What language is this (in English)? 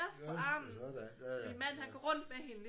Danish